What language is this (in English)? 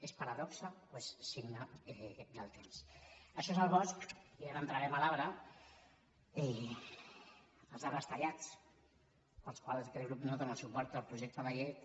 Catalan